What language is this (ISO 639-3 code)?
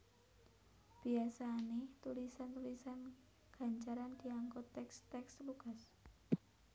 jav